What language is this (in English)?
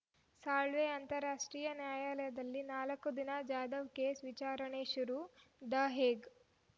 Kannada